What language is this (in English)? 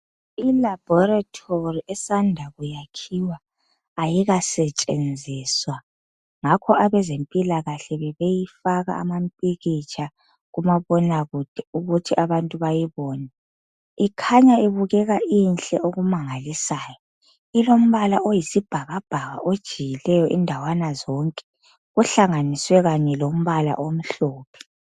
North Ndebele